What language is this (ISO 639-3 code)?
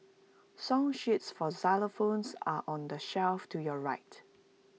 eng